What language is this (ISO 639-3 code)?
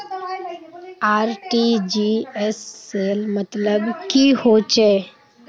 mag